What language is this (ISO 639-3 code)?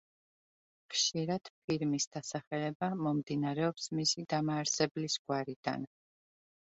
kat